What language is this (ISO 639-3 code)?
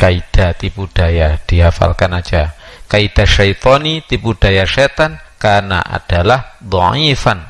ind